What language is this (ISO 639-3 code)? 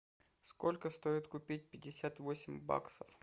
rus